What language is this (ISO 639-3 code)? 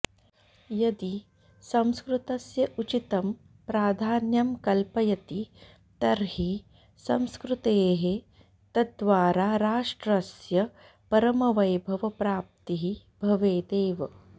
san